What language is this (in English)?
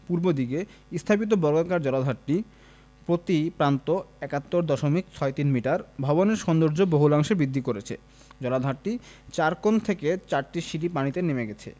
Bangla